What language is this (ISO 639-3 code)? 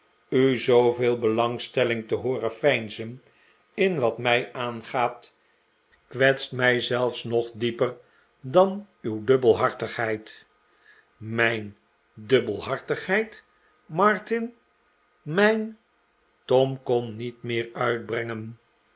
nld